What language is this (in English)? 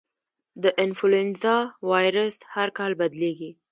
Pashto